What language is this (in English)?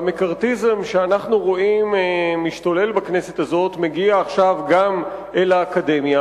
Hebrew